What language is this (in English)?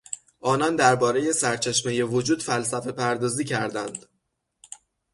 Persian